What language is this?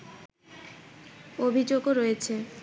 Bangla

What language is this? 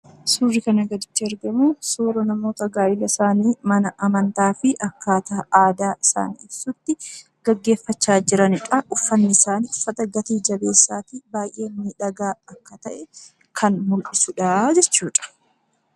Oromo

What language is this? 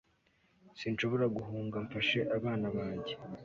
Kinyarwanda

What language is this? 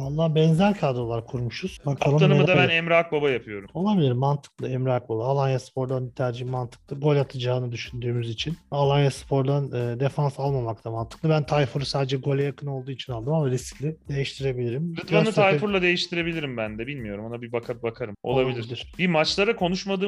Turkish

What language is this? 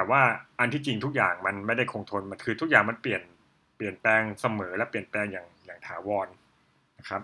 Thai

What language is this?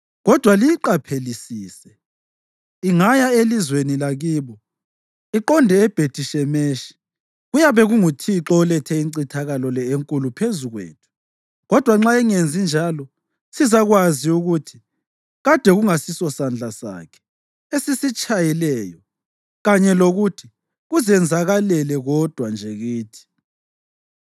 North Ndebele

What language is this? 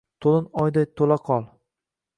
Uzbek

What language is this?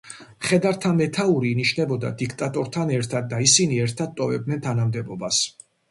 Georgian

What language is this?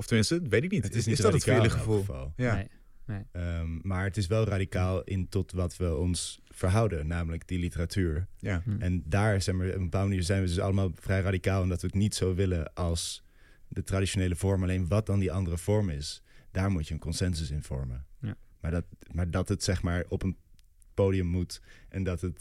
Dutch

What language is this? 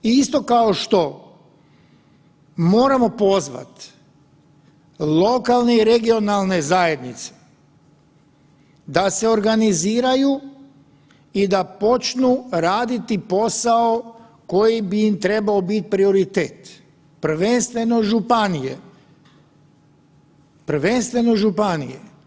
Croatian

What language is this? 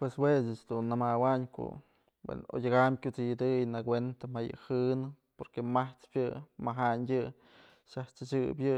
Mazatlán Mixe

